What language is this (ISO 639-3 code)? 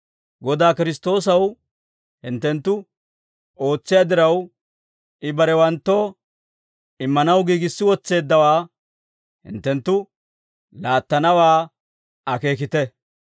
dwr